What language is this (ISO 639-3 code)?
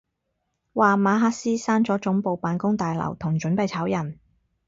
yue